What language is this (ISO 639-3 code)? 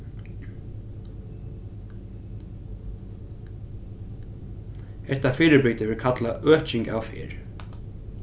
fao